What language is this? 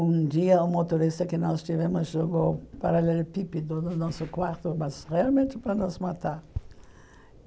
Portuguese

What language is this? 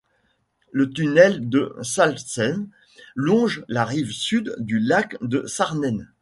French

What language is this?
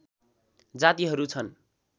Nepali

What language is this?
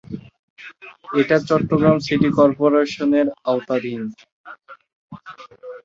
Bangla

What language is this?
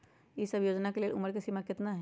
Magahi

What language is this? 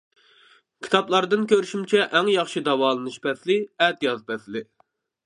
Uyghur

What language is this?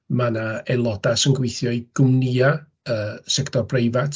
Welsh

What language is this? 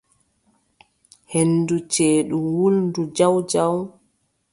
Adamawa Fulfulde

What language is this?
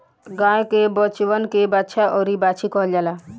Bhojpuri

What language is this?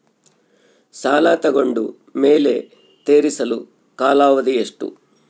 Kannada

